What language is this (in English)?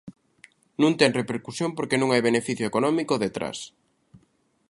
Galician